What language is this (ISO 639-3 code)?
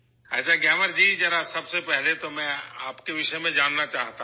urd